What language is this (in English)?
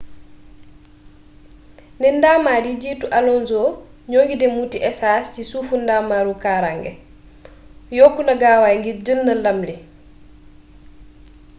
Wolof